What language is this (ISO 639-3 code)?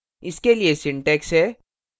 hin